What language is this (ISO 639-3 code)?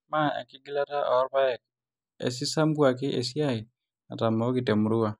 mas